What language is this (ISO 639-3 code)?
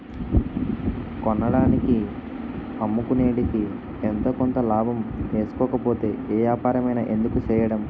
tel